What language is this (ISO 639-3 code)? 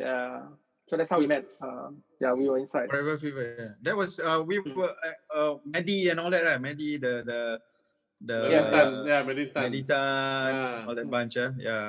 eng